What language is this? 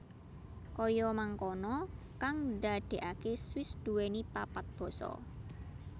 Javanese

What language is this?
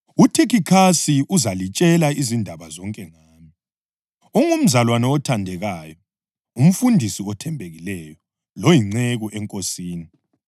North Ndebele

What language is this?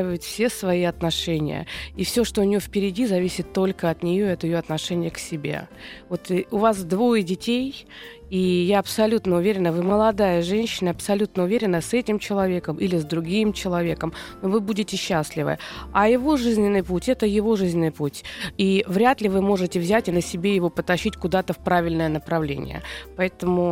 Russian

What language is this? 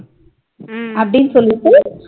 Tamil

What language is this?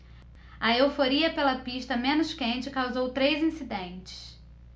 Portuguese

